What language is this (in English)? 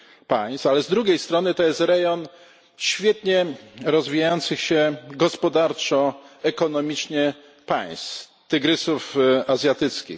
Polish